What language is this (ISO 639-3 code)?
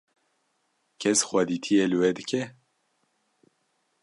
kur